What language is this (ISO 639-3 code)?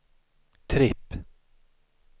swe